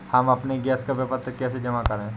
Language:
Hindi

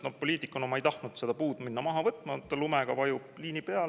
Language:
Estonian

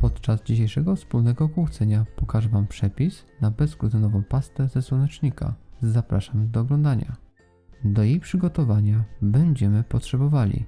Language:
Polish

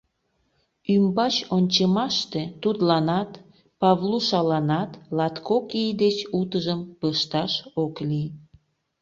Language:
Mari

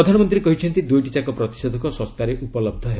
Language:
Odia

